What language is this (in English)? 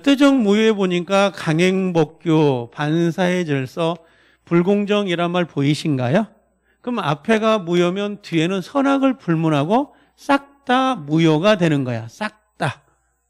Korean